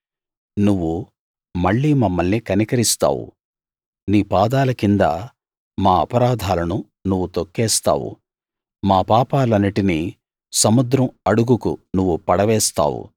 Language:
Telugu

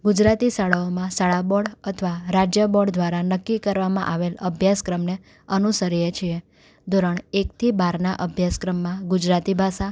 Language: Gujarati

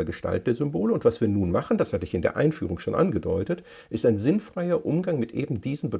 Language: German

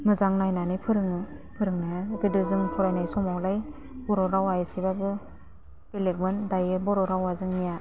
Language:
Bodo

